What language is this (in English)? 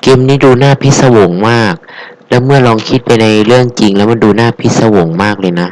Thai